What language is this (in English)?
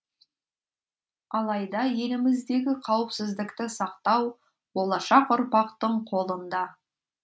Kazakh